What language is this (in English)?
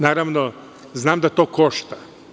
Serbian